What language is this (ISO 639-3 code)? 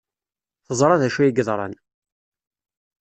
kab